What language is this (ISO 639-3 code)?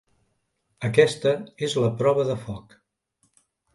cat